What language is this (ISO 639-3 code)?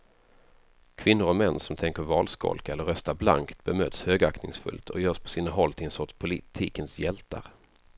swe